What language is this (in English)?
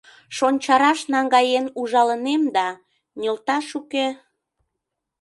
Mari